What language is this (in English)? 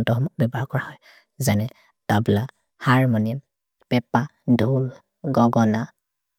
Maria (India)